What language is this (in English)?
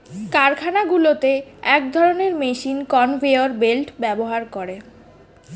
Bangla